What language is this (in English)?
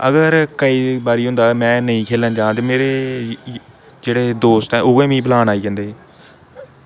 Dogri